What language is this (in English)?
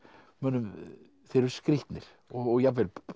Icelandic